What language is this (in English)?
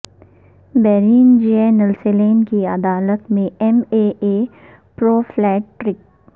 Urdu